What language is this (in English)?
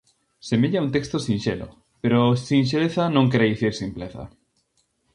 Galician